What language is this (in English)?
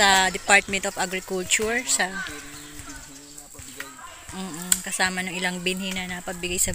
Filipino